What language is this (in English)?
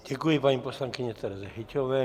Czech